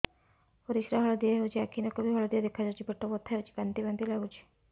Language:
Odia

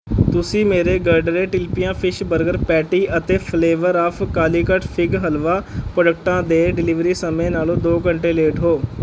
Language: Punjabi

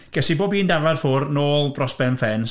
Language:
Welsh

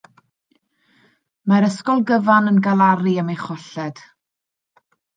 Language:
Welsh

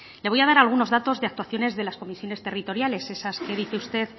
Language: Spanish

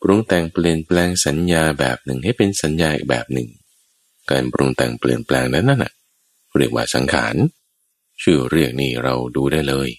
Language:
Thai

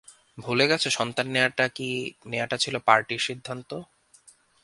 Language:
Bangla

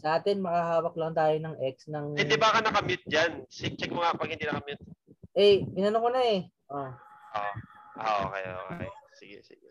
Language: Filipino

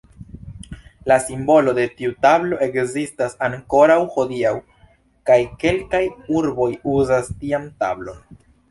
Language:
Esperanto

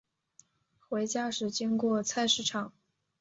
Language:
Chinese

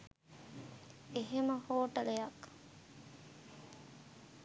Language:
Sinhala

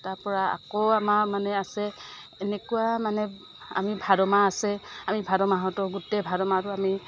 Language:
Assamese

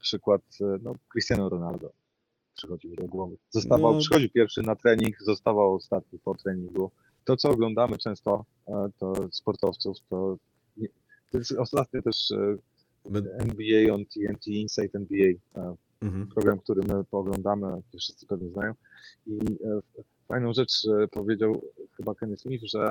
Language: Polish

